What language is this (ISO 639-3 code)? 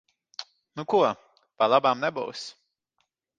lav